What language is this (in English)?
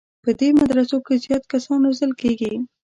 Pashto